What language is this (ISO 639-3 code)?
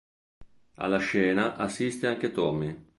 ita